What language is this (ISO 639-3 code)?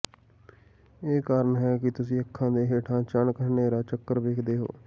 pan